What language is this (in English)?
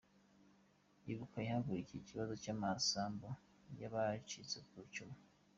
Kinyarwanda